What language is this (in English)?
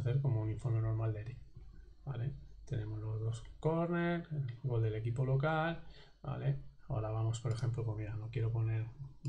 Spanish